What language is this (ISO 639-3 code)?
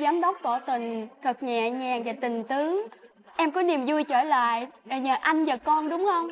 vie